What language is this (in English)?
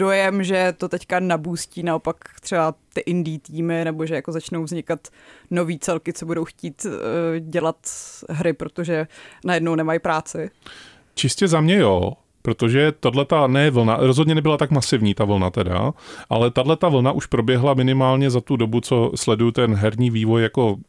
Czech